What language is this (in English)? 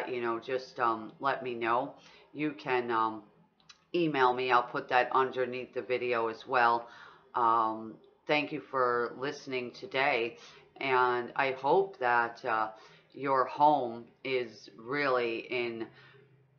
English